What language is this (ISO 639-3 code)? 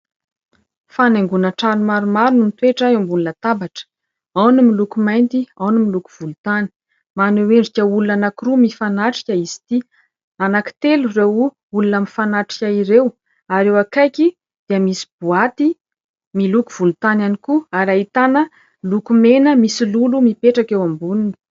mlg